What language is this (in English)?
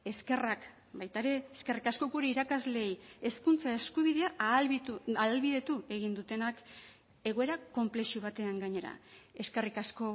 Basque